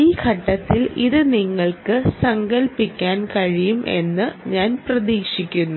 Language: Malayalam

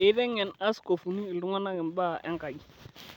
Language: Masai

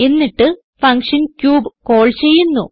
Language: Malayalam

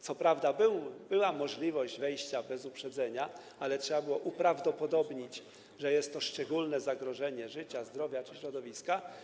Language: Polish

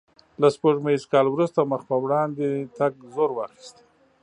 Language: Pashto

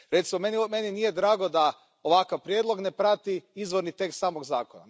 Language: Croatian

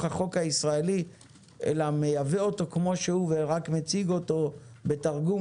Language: Hebrew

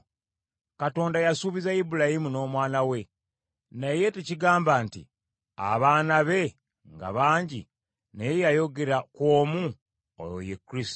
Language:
Ganda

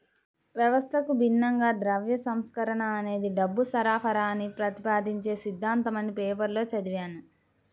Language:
Telugu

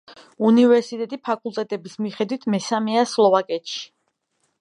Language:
Georgian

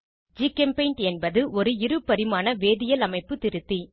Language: Tamil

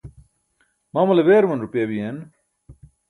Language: Burushaski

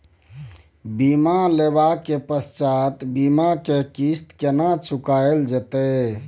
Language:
Maithili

